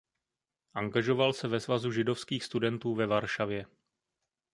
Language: Czech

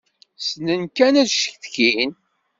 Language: Kabyle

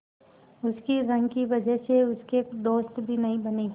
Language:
Hindi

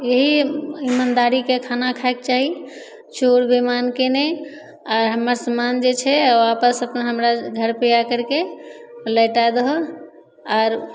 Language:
Maithili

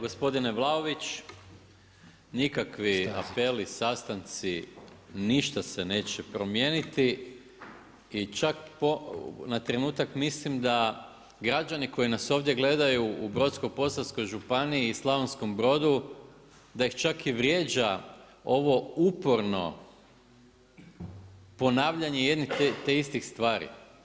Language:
Croatian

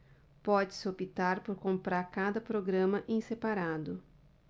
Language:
Portuguese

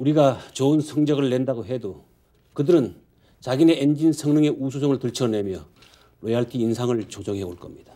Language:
Korean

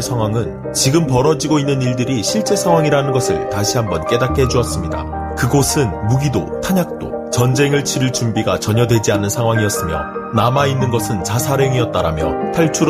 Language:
Korean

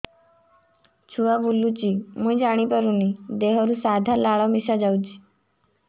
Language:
Odia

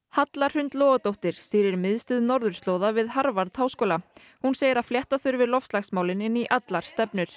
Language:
Icelandic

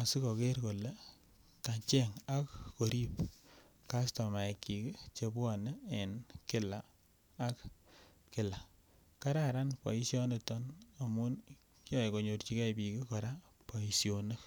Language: Kalenjin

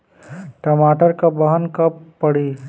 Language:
Bhojpuri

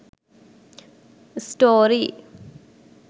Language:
Sinhala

